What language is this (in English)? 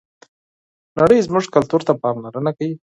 Pashto